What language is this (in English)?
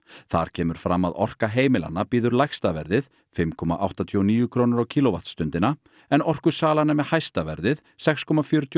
Icelandic